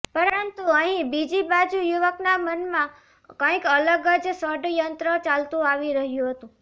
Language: Gujarati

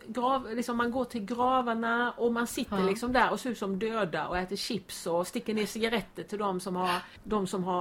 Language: Swedish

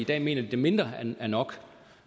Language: Danish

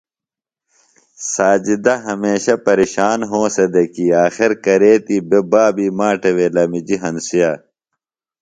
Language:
Phalura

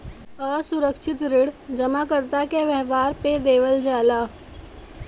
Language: Bhojpuri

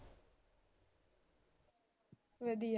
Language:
Punjabi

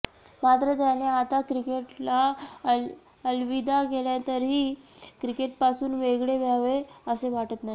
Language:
Marathi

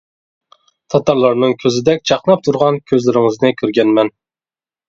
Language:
Uyghur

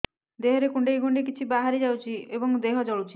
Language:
Odia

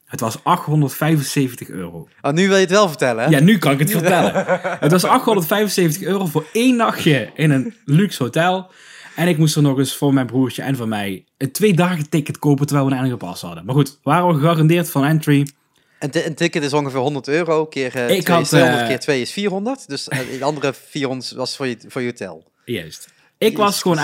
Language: Dutch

